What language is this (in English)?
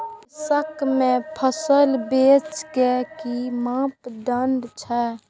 Maithili